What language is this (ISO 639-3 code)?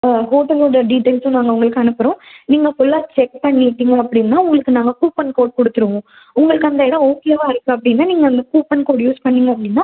tam